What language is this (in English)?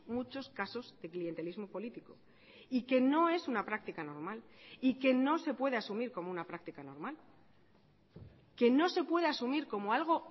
Spanish